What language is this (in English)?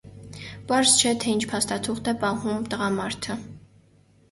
Armenian